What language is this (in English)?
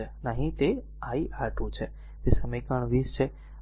Gujarati